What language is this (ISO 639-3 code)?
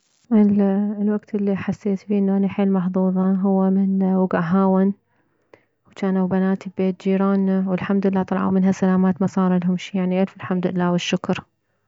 acm